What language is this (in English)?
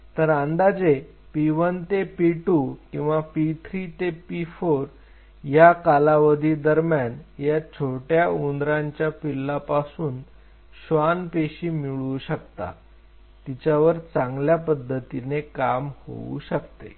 Marathi